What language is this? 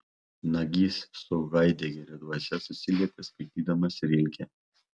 Lithuanian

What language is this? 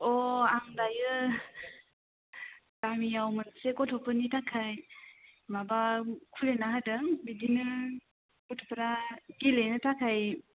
Bodo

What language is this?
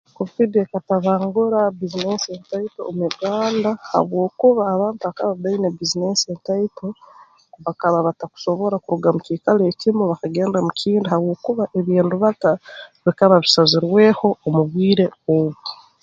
Tooro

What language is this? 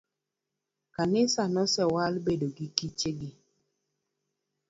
Luo (Kenya and Tanzania)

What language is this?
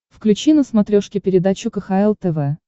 Russian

